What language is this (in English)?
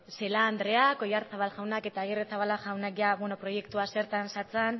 Basque